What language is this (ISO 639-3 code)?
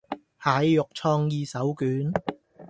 yue